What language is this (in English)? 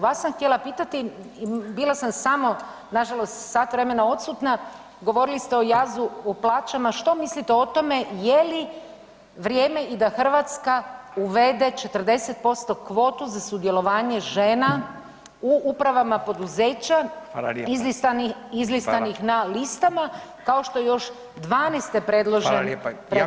Croatian